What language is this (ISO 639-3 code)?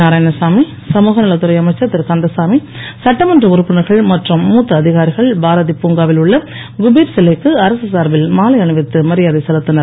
tam